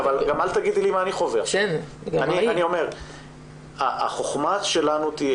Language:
Hebrew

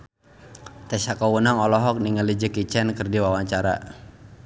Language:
Sundanese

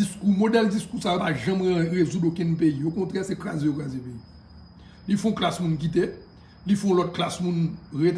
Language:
French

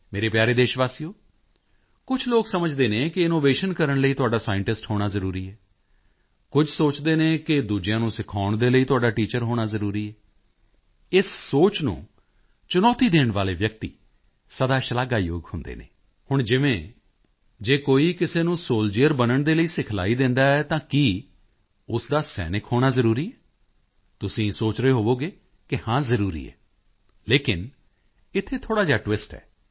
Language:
Punjabi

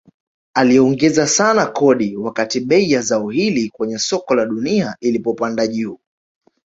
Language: Swahili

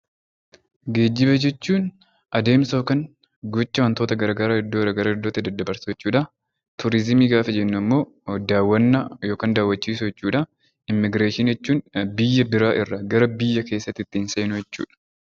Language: Oromo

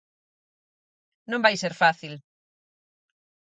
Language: Galician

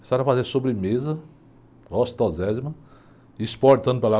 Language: Portuguese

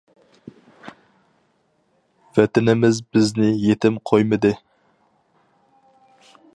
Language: Uyghur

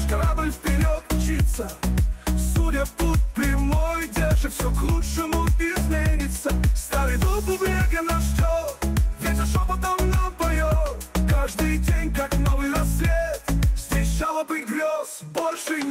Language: Russian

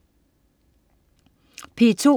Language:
Danish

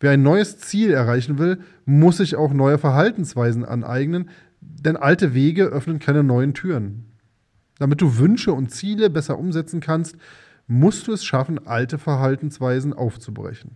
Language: German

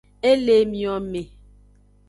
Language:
Aja (Benin)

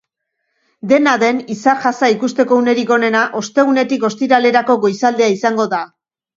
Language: Basque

